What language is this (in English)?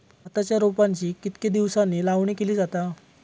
Marathi